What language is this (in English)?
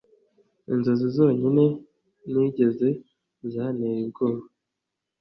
Kinyarwanda